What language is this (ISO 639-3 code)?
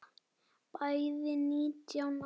isl